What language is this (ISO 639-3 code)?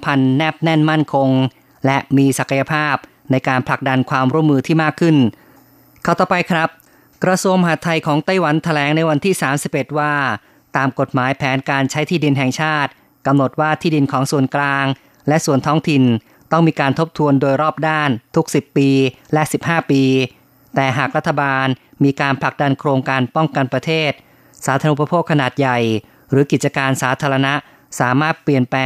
tha